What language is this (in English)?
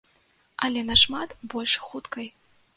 Belarusian